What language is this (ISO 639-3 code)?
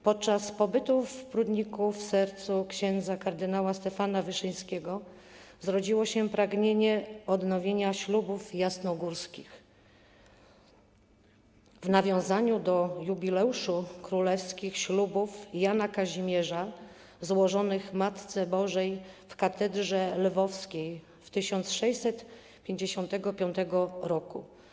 pol